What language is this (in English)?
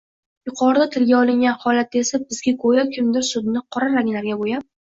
Uzbek